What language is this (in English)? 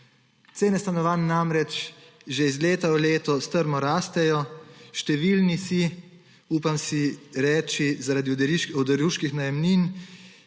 Slovenian